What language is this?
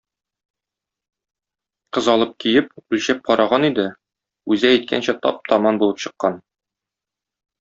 Tatar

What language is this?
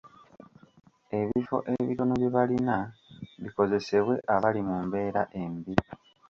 Ganda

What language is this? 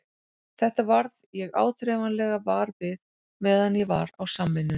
Icelandic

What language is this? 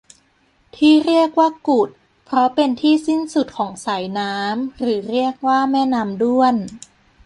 Thai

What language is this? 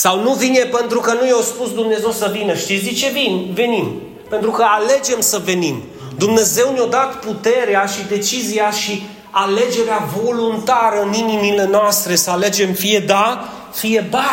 Romanian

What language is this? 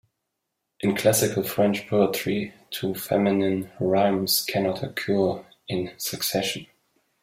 English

